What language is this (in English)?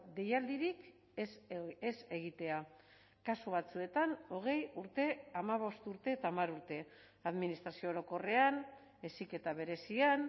Basque